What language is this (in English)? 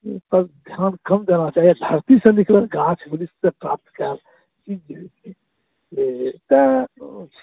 Maithili